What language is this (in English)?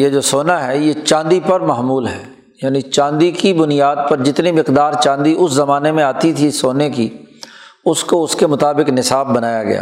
Urdu